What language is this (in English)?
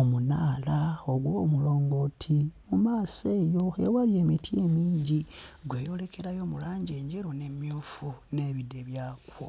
Ganda